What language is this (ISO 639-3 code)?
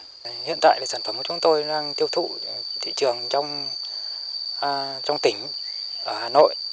vie